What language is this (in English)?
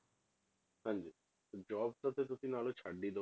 Punjabi